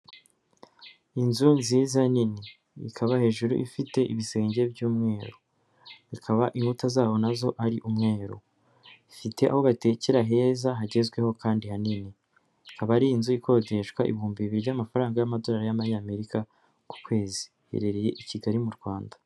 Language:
Kinyarwanda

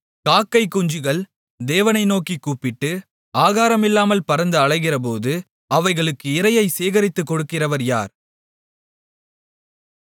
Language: Tamil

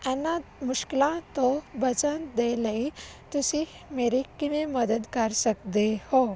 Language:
Punjabi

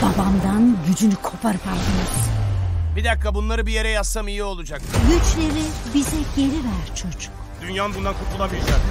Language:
Turkish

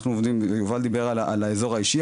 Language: Hebrew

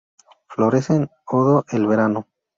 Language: Spanish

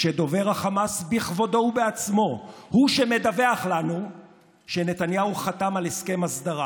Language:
Hebrew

